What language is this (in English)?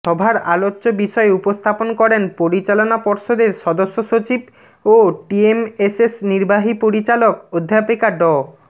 Bangla